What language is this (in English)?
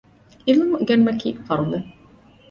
Divehi